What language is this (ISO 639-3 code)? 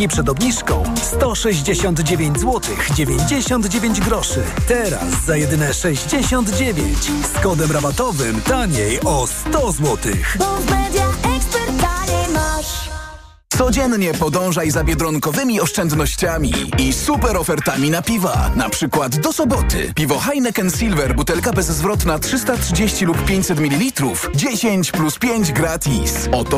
pol